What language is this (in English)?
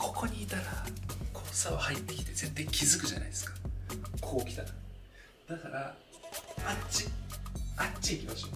Japanese